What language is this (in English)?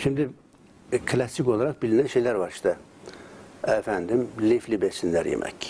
Turkish